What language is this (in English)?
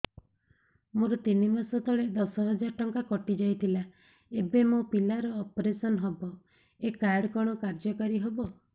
Odia